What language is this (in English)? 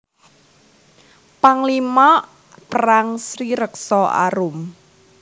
Javanese